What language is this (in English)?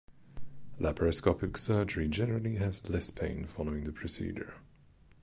English